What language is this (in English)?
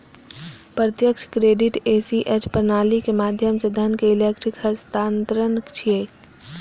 Maithili